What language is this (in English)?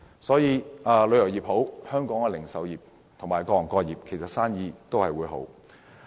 Cantonese